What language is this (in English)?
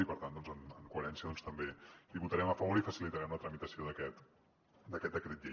Catalan